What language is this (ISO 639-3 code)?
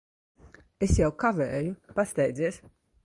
lav